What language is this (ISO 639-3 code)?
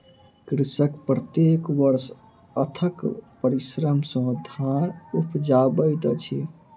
mai